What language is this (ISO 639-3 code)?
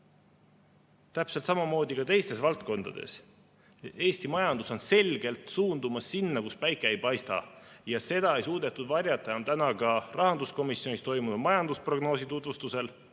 est